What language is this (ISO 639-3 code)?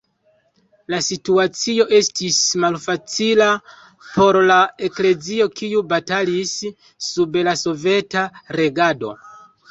epo